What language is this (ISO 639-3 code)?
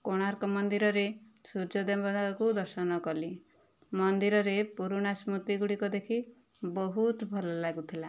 ori